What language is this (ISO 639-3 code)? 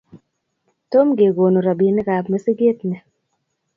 kln